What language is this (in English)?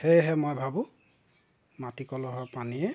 Assamese